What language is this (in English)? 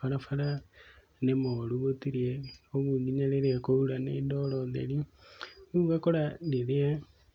Kikuyu